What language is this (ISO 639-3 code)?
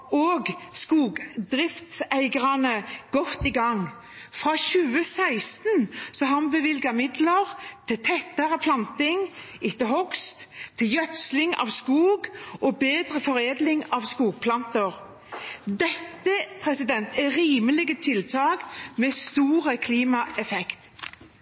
nob